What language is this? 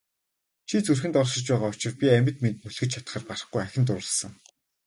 Mongolian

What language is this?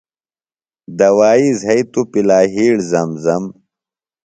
Phalura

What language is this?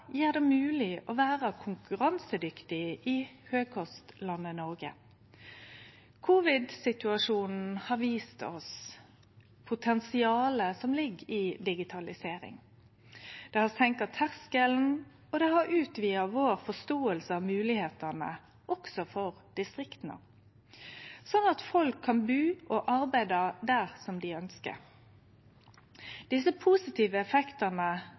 Norwegian Nynorsk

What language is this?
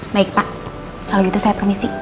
Indonesian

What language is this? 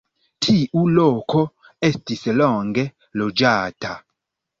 Esperanto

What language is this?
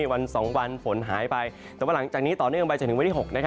Thai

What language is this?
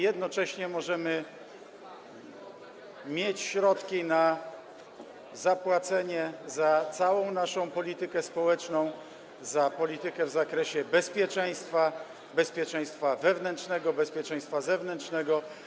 Polish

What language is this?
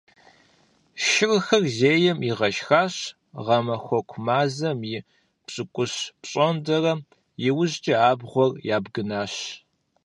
Kabardian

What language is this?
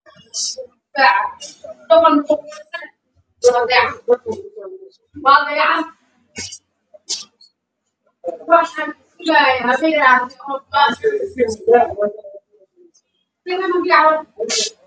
Somali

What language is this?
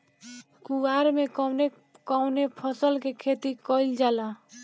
Bhojpuri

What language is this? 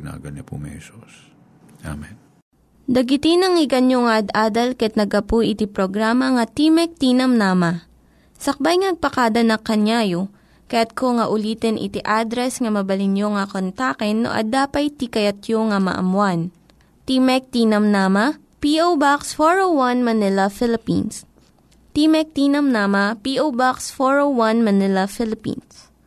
Filipino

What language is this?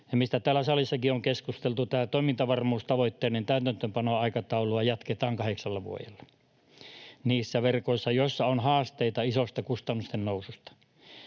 Finnish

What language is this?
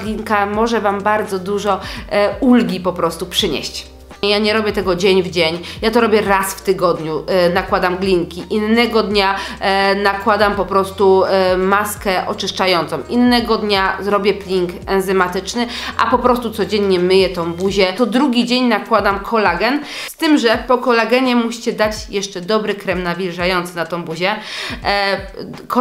Polish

